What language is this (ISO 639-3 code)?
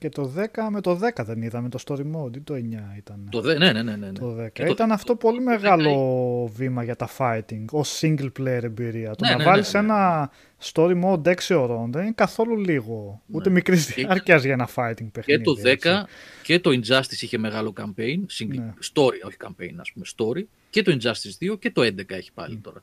ell